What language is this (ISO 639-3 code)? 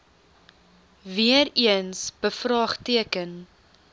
afr